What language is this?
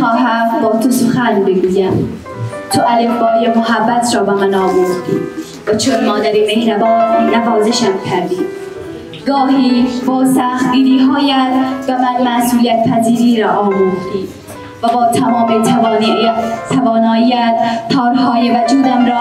Persian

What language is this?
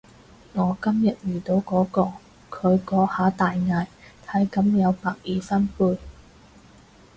Cantonese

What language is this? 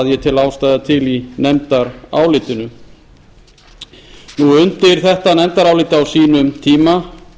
Icelandic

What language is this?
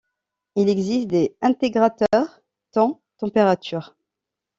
French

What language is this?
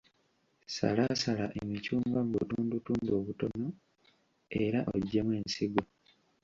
Ganda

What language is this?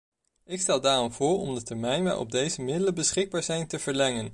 Dutch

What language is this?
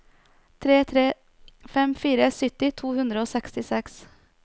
Norwegian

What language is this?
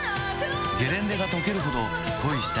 Japanese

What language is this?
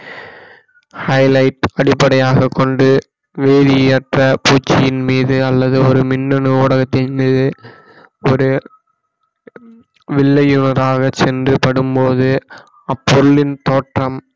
Tamil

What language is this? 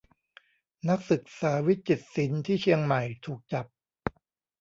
Thai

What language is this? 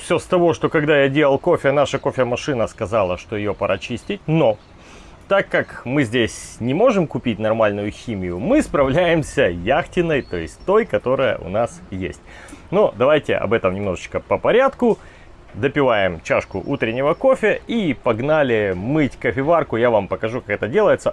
Russian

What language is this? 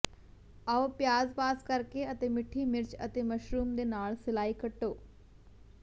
Punjabi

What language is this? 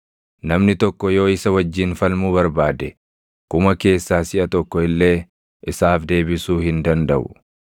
Oromo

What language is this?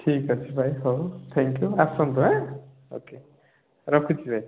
Odia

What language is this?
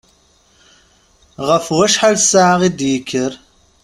Kabyle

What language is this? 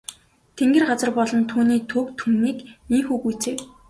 Mongolian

